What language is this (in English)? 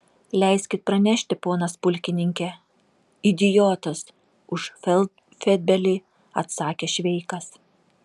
Lithuanian